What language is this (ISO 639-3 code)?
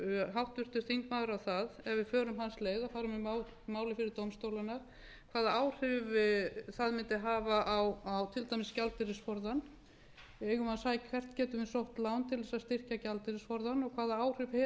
isl